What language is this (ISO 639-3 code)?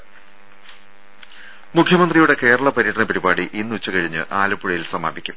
mal